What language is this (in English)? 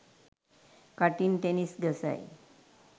Sinhala